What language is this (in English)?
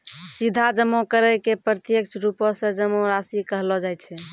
Maithili